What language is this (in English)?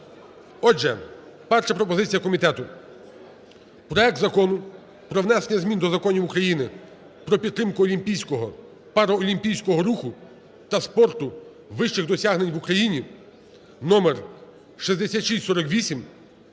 Ukrainian